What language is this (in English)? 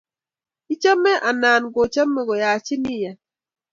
Kalenjin